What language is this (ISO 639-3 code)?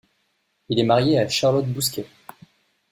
fra